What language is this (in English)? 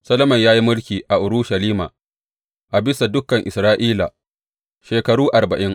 Hausa